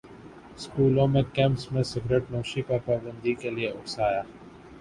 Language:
Urdu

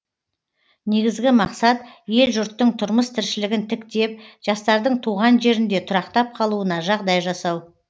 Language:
Kazakh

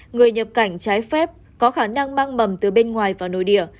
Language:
Vietnamese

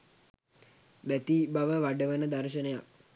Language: Sinhala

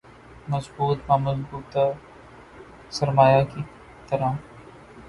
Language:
Urdu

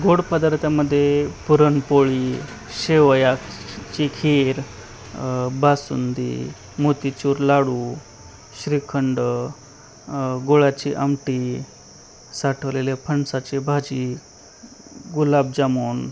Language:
Marathi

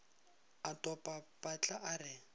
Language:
Northern Sotho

